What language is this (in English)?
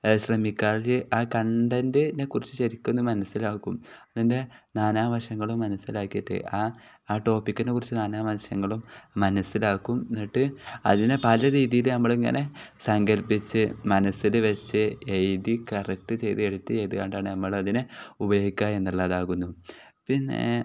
Malayalam